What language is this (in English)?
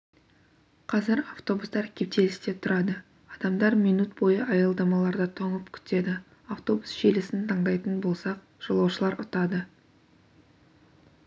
Kazakh